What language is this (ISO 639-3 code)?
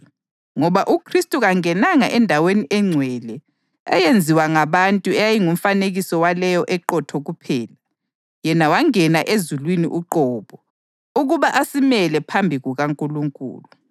nde